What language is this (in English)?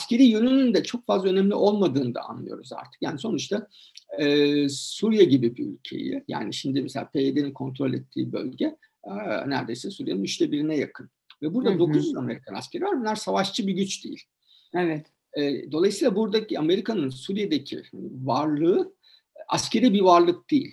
Turkish